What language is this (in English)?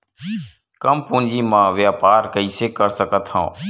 Chhattisgarhi